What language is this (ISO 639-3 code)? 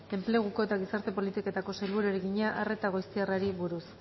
eus